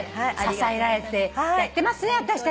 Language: Japanese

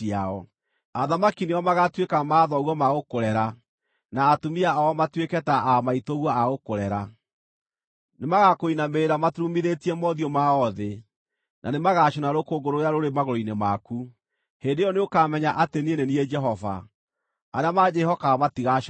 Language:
Kikuyu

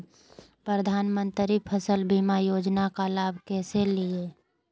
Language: Magahi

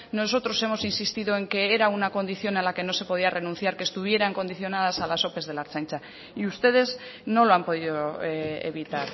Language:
Spanish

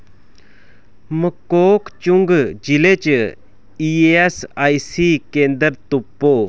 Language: Dogri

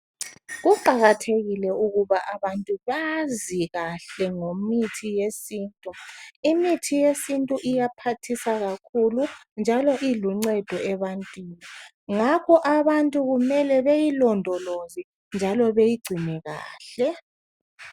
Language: North Ndebele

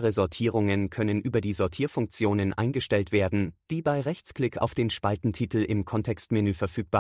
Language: German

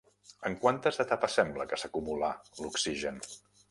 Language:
Catalan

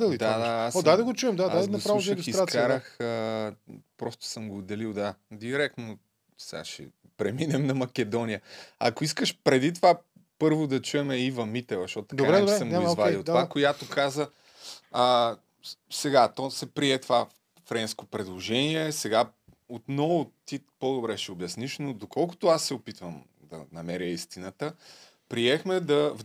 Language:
Bulgarian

